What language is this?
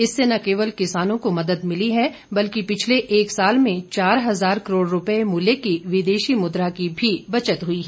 Hindi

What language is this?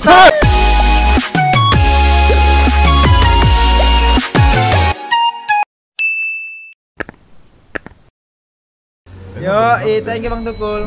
Indonesian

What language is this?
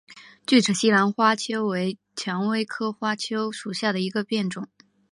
Chinese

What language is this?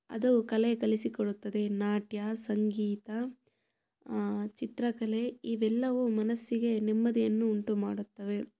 Kannada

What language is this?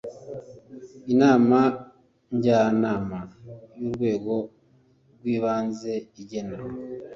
Kinyarwanda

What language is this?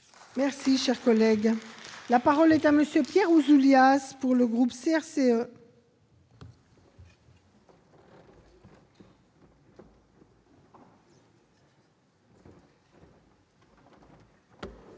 French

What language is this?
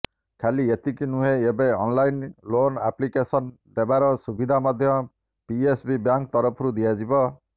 Odia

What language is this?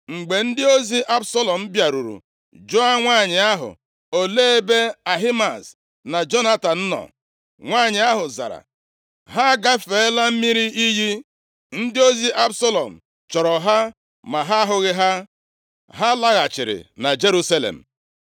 Igbo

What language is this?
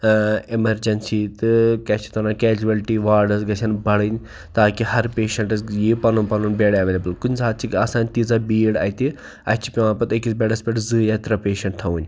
Kashmiri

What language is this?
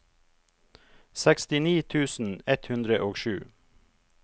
Norwegian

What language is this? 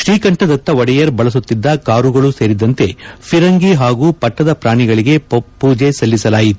Kannada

